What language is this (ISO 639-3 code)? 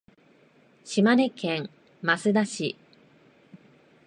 jpn